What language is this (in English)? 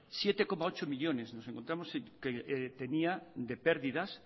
Spanish